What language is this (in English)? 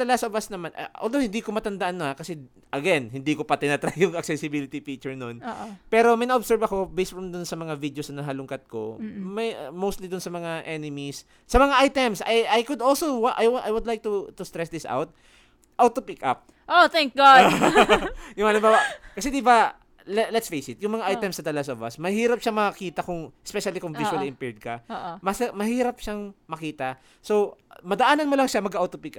Filipino